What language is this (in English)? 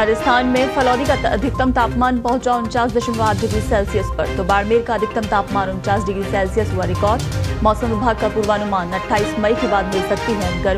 Hindi